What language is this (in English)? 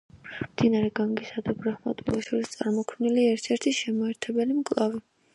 Georgian